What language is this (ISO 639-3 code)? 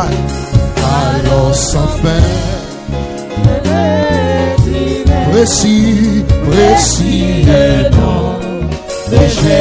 hat